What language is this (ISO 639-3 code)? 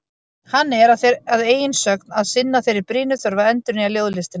isl